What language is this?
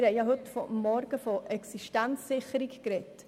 Swiss German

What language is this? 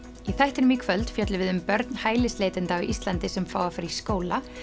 Icelandic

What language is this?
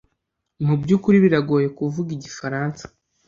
Kinyarwanda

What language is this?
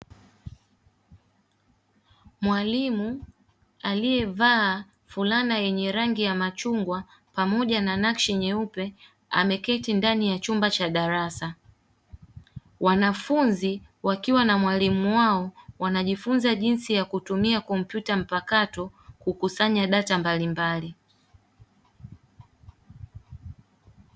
Swahili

